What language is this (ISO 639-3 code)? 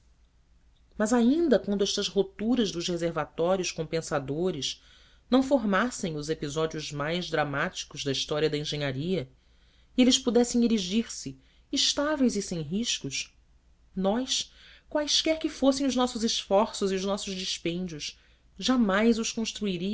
por